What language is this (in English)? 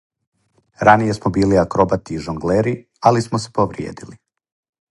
Serbian